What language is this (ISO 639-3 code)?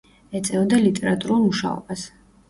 kat